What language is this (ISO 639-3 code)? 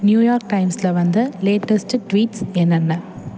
tam